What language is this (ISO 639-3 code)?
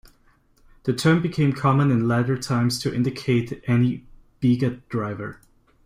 eng